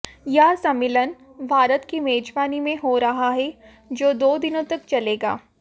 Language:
Hindi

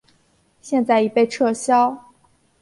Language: Chinese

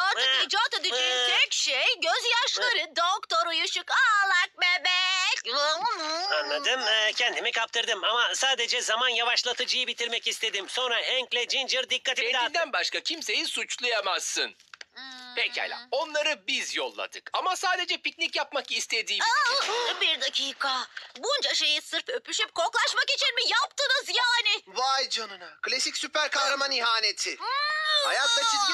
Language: Turkish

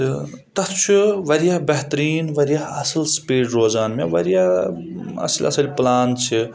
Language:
Kashmiri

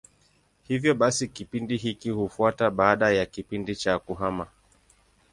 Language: Swahili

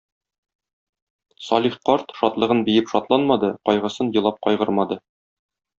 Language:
Tatar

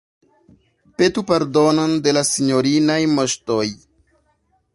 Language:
Esperanto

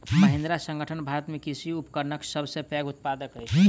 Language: Maithili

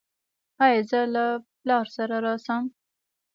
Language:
Pashto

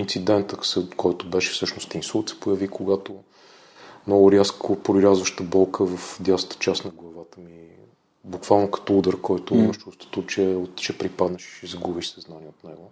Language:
Bulgarian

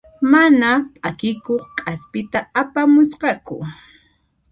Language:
Puno Quechua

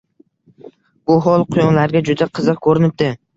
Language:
Uzbek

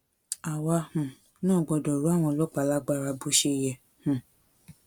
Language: Yoruba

